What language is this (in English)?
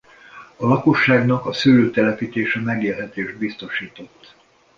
Hungarian